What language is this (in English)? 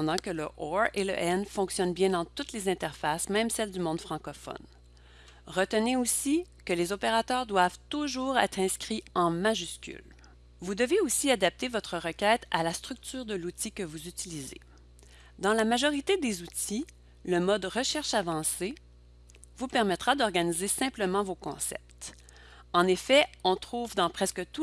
French